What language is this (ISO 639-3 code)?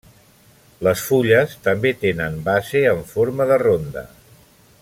cat